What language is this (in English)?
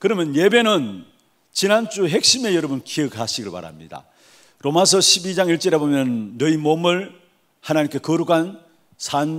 Korean